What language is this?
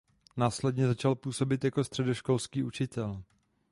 Czech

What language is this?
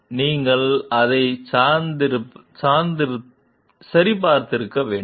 Tamil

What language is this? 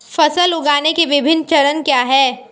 Hindi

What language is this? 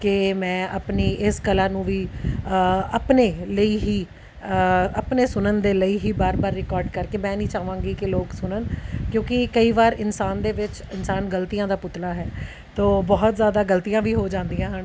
Punjabi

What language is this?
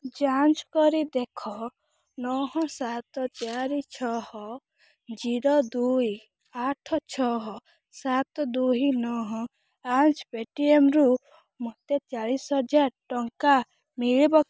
Odia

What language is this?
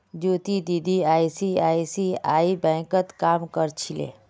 Magahi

